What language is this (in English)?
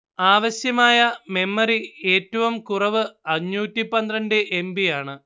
Malayalam